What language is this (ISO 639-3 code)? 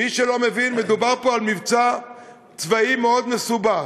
heb